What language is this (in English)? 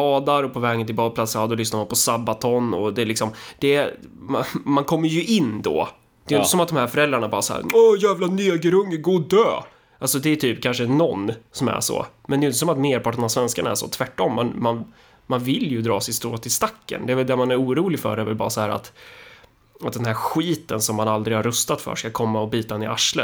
Swedish